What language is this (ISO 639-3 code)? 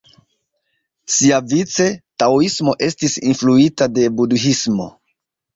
epo